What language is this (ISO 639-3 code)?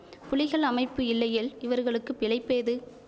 tam